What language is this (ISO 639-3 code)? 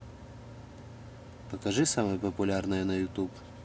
rus